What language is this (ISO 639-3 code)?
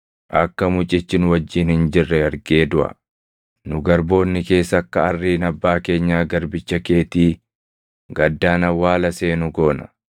orm